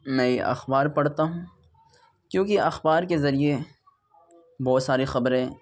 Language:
Urdu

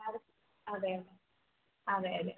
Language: Malayalam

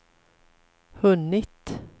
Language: Swedish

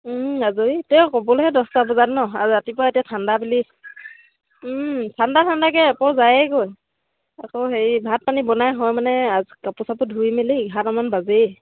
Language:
Assamese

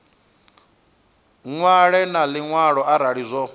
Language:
Venda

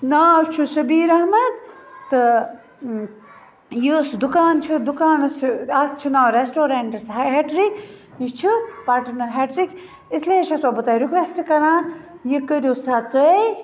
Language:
Kashmiri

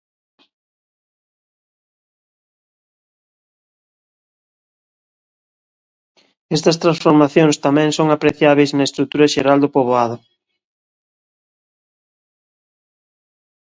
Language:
Galician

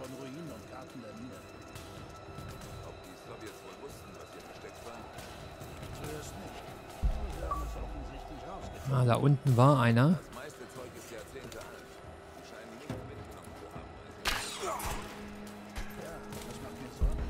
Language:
German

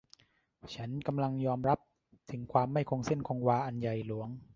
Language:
Thai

